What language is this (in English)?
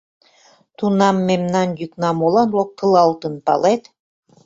Mari